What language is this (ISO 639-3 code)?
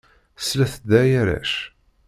kab